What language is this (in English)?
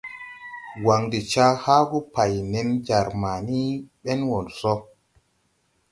Tupuri